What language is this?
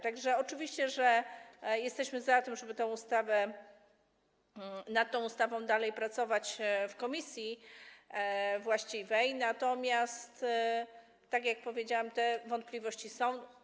Polish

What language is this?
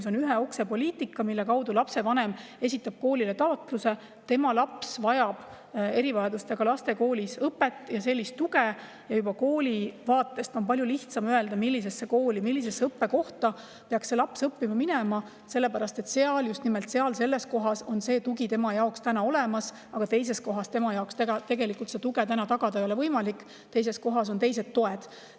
Estonian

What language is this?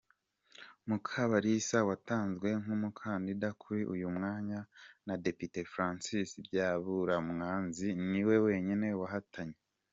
Kinyarwanda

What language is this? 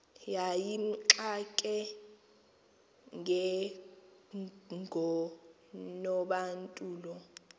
Xhosa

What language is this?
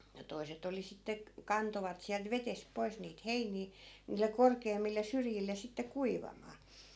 Finnish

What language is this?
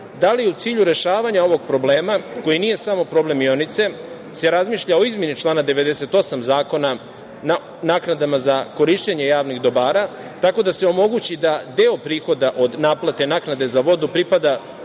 Serbian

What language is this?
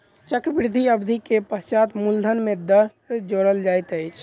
Maithili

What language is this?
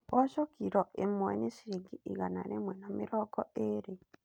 Kikuyu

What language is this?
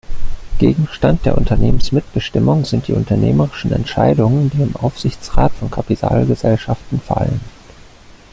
German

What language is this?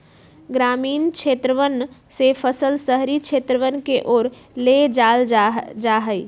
Magahi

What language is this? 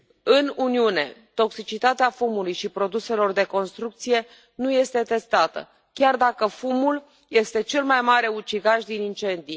Romanian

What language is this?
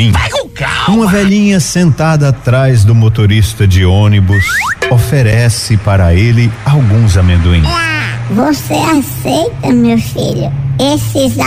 Portuguese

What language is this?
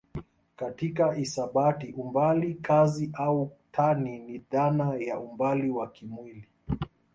Swahili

